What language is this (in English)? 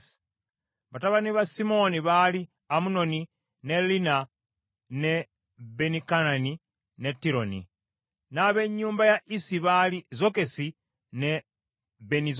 Ganda